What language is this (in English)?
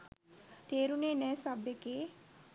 Sinhala